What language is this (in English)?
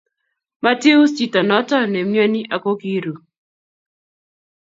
Kalenjin